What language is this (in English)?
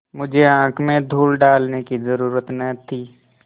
Hindi